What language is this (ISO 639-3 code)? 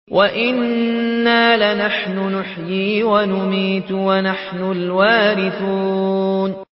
ara